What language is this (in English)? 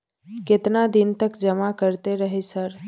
Maithili